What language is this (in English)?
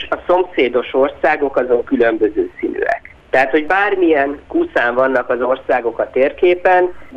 Hungarian